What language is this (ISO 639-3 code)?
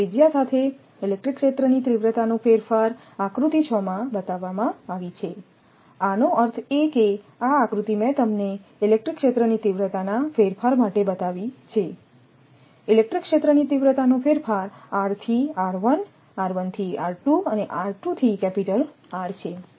guj